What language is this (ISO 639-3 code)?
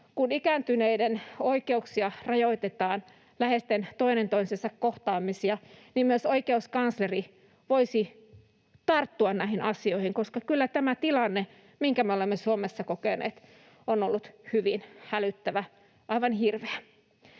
fin